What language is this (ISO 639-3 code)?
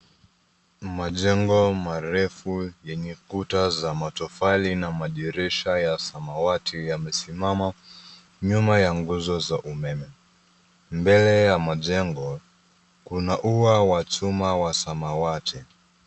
swa